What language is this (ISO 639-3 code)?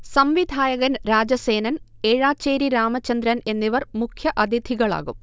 mal